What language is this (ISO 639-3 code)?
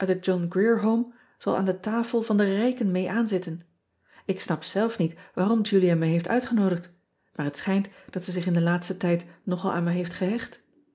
nld